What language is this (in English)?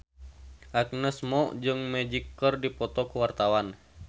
Sundanese